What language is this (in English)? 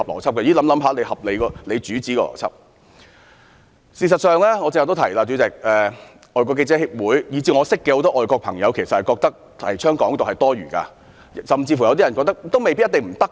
Cantonese